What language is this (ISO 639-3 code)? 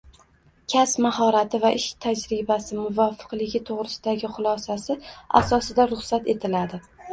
uzb